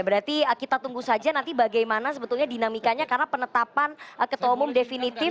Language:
Indonesian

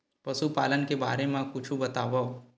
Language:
Chhattisgarhi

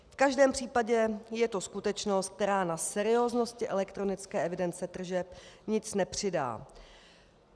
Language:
Czech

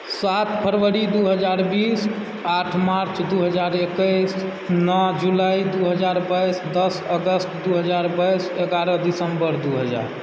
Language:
Maithili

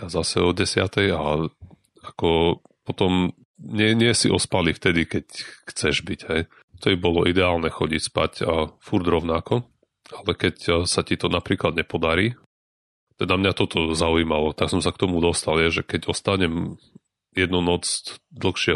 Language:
Slovak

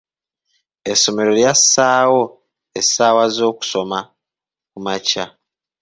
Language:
Ganda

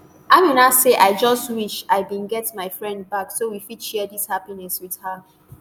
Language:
Nigerian Pidgin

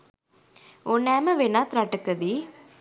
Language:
Sinhala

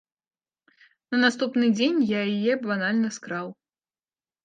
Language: Belarusian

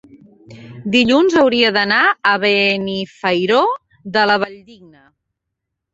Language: Catalan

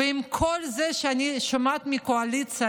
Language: Hebrew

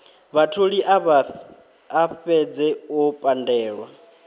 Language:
Venda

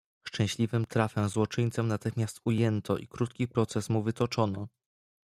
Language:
Polish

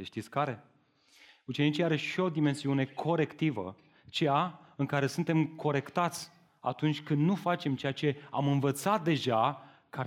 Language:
Romanian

